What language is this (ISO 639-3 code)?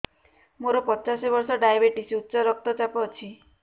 ori